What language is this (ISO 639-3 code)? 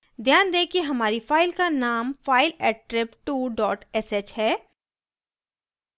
hin